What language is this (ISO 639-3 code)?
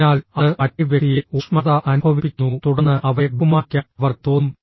mal